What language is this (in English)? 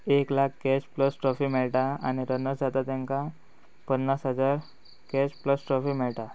Konkani